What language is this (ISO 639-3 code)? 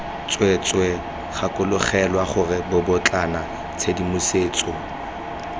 tsn